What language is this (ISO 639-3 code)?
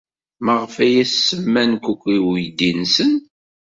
kab